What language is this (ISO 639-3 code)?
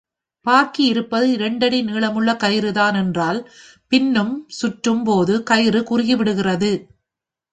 tam